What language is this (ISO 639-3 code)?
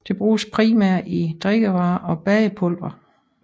dan